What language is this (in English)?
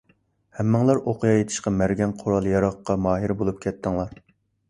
Uyghur